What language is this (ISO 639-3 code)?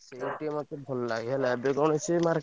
ori